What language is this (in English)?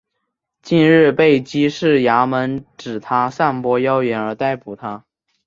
Chinese